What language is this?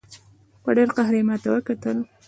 Pashto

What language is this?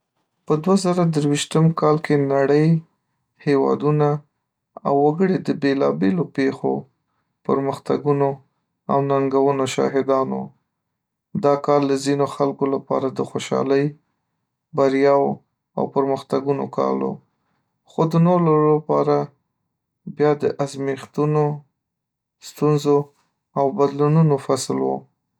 Pashto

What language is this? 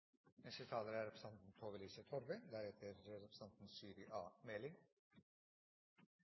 Norwegian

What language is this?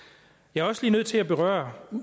Danish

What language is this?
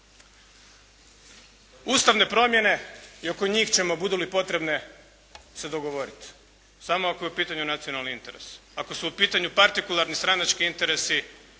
Croatian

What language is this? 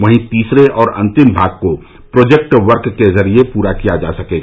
Hindi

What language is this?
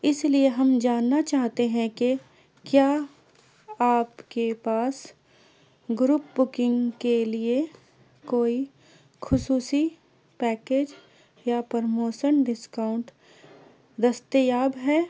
Urdu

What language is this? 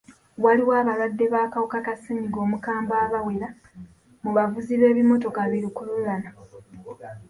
Ganda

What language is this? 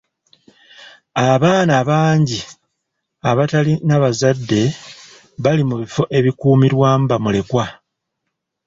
Ganda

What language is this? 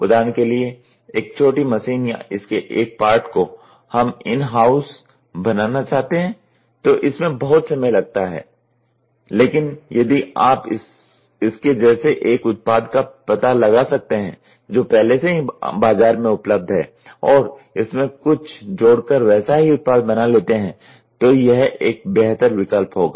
Hindi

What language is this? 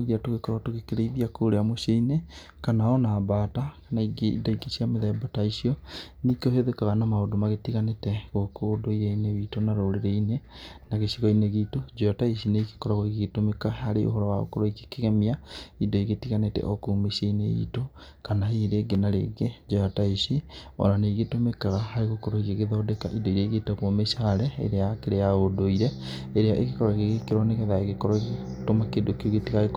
Kikuyu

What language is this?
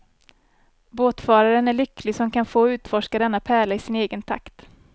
Swedish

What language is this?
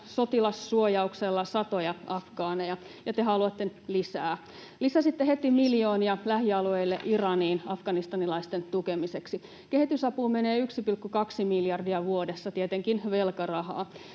Finnish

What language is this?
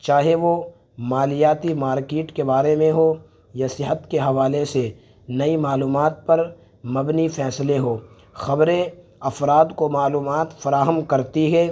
Urdu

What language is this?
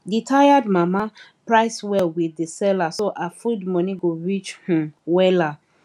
Nigerian Pidgin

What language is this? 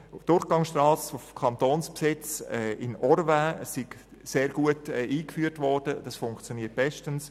Swiss German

